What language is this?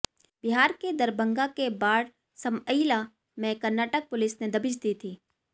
Hindi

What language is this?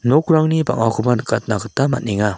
Garo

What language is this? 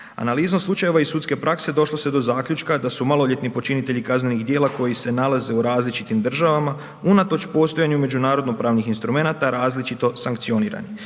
Croatian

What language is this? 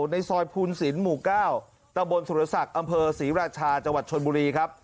Thai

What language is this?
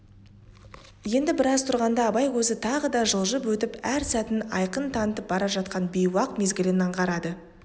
Kazakh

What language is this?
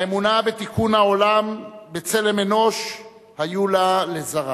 Hebrew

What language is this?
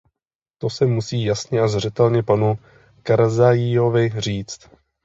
Czech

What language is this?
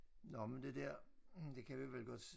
Danish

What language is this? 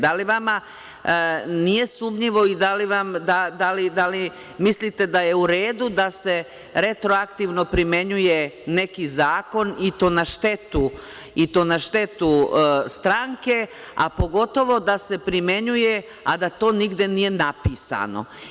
Serbian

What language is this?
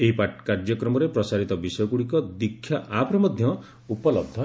Odia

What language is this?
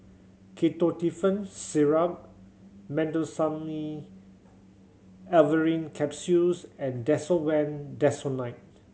English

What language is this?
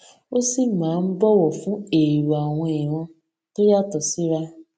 Yoruba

